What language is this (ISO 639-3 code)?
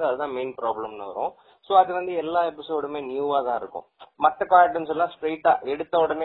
tam